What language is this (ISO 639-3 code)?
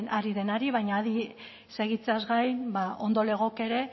eus